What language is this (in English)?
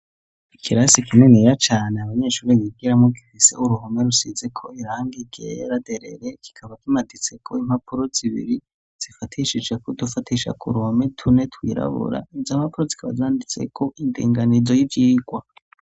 Rundi